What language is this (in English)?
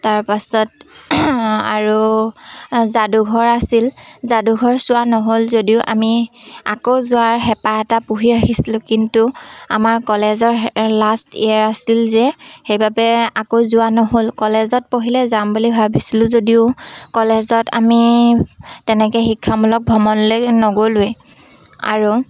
Assamese